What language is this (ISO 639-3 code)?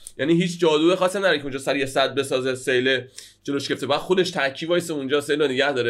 fas